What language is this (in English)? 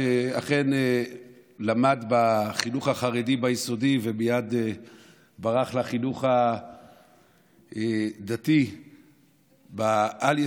Hebrew